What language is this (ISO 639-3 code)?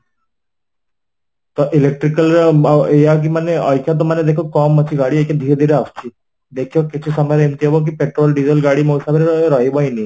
ori